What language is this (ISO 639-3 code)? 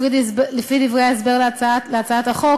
heb